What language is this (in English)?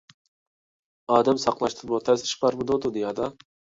Uyghur